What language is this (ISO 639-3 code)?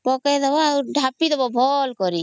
ori